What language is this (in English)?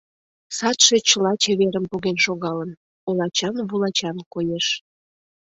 Mari